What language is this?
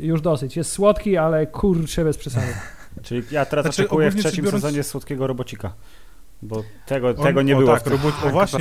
Polish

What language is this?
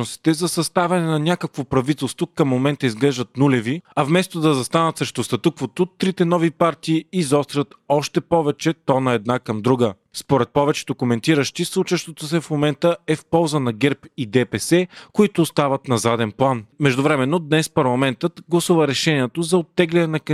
Bulgarian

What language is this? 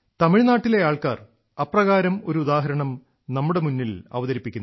Malayalam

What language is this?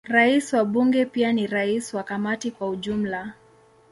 Swahili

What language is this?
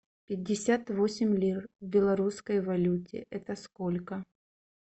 Russian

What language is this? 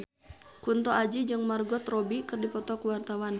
Sundanese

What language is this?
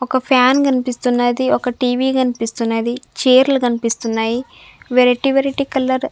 Telugu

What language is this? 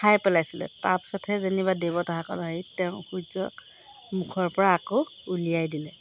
Assamese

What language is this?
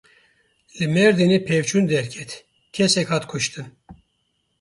Kurdish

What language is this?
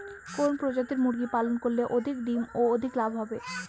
Bangla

